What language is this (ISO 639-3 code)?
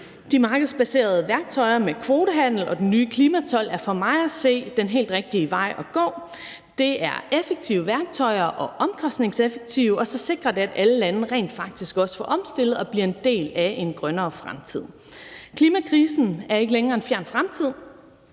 dan